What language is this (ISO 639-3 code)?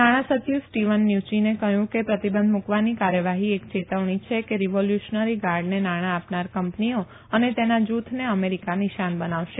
guj